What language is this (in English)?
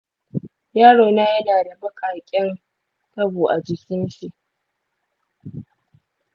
Hausa